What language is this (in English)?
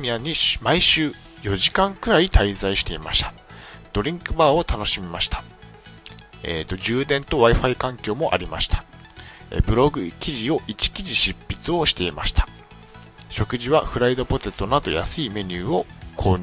Japanese